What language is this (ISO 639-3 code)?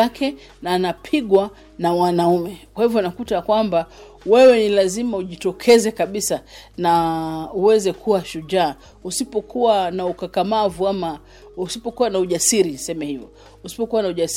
swa